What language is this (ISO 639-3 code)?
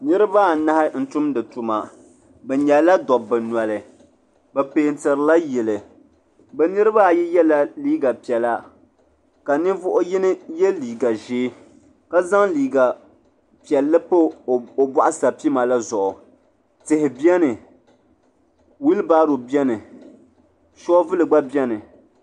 dag